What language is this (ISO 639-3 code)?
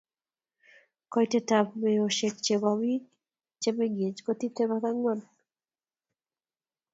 kln